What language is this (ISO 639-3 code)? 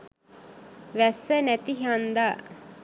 sin